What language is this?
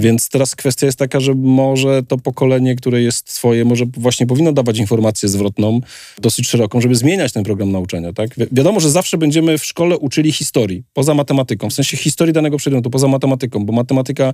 Polish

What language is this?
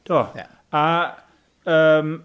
Welsh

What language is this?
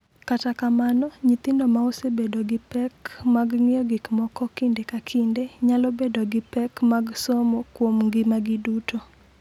Luo (Kenya and Tanzania)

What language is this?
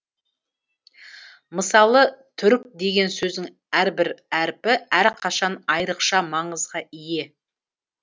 Kazakh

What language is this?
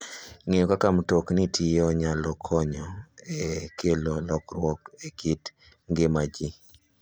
Luo (Kenya and Tanzania)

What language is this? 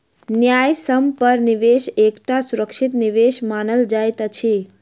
Maithili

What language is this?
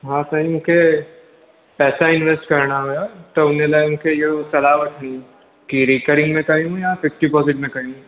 Sindhi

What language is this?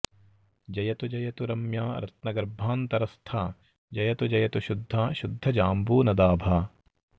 Sanskrit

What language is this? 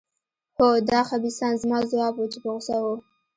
Pashto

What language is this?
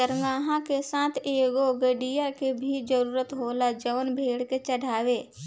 Bhojpuri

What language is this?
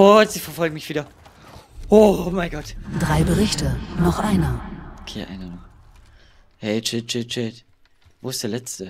German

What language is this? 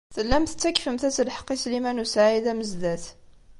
Kabyle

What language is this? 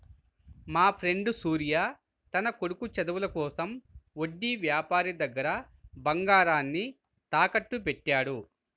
Telugu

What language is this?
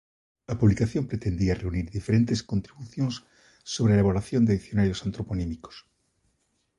Galician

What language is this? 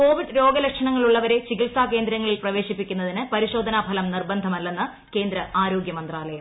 Malayalam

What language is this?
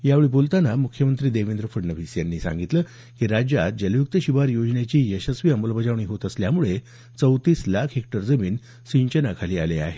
Marathi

